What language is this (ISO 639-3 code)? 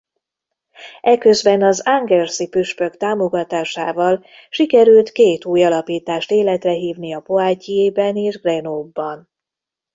hun